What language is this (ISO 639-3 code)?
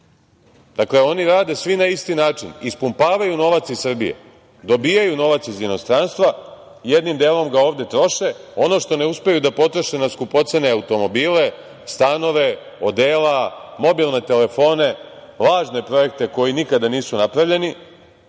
srp